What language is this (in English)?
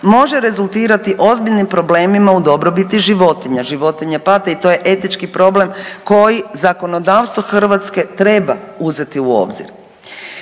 Croatian